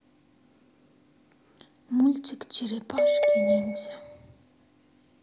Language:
Russian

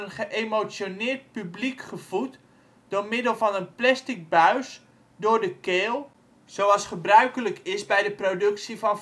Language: Dutch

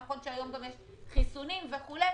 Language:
Hebrew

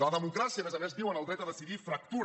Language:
Catalan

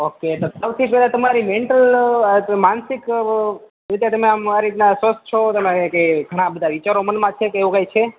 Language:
Gujarati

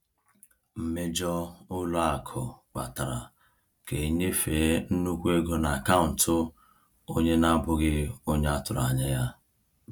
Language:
Igbo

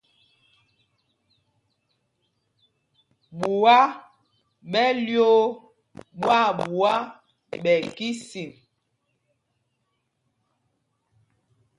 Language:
Mpumpong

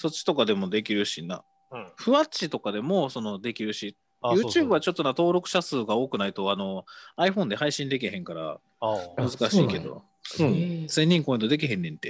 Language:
Japanese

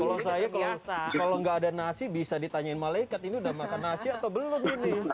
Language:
Indonesian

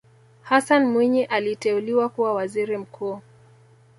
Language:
Swahili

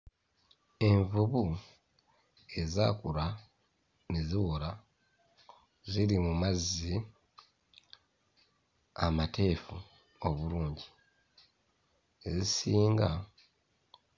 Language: Ganda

